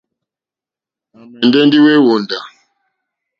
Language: Mokpwe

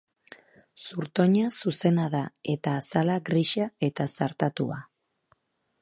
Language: Basque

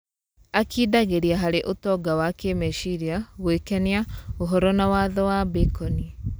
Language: Kikuyu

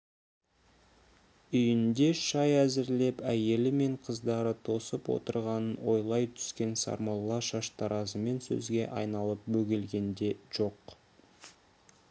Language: Kazakh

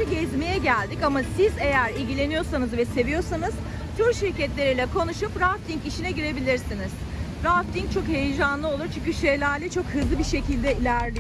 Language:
Turkish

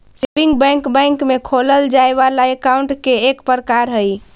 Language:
Magahi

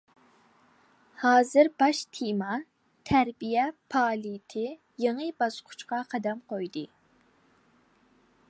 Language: Uyghur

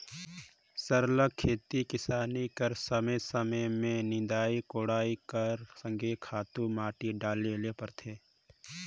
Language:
Chhattisgarhi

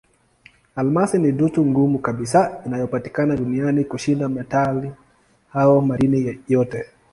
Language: Swahili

